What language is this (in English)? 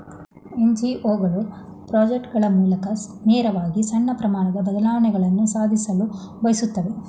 Kannada